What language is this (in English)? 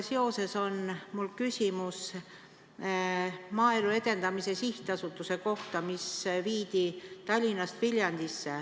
Estonian